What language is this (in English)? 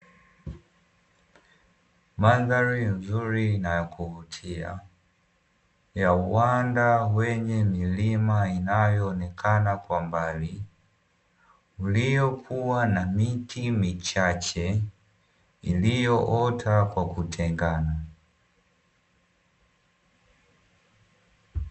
Swahili